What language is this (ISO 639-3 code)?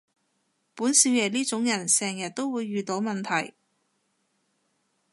yue